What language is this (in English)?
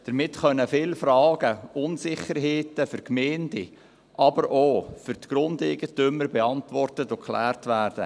Swiss German